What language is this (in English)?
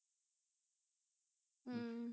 Punjabi